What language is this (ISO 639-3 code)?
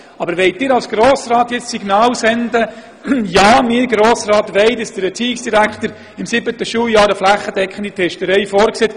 gsw